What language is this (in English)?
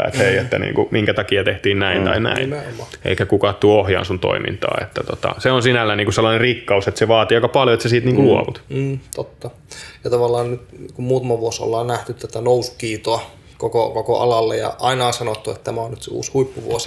Finnish